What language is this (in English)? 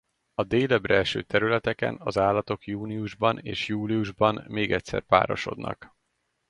Hungarian